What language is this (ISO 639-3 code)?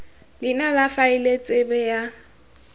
tsn